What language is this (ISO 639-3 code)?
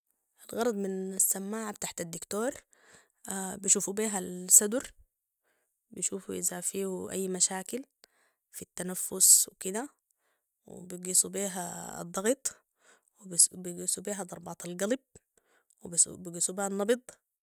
apd